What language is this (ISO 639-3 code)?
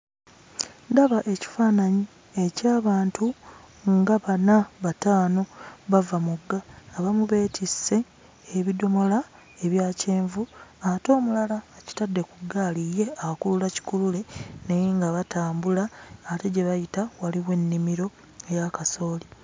lug